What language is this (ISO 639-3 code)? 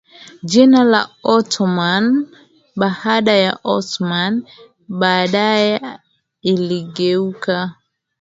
swa